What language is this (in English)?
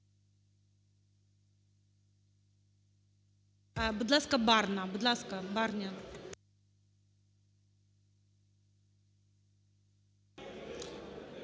Ukrainian